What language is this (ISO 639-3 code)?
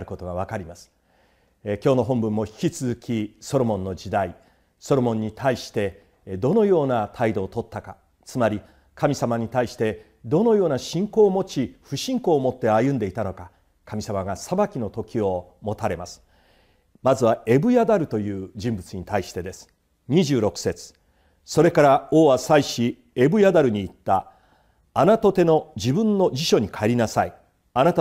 jpn